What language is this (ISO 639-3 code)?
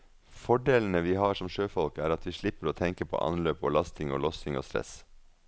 nor